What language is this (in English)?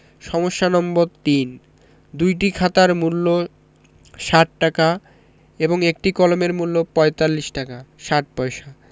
Bangla